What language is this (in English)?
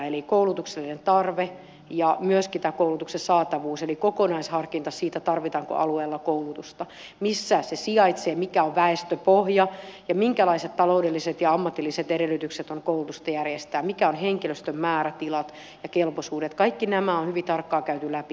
Finnish